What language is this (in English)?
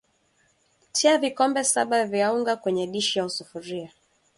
Swahili